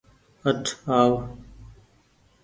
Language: Goaria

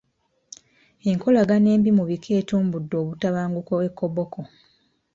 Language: Ganda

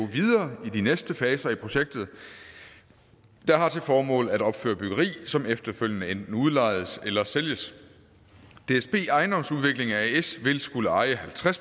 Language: Danish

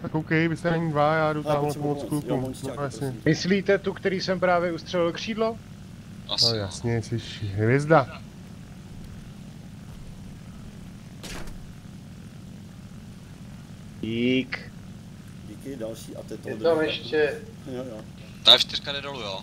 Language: Czech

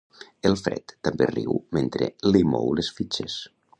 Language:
Catalan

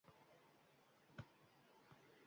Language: Uzbek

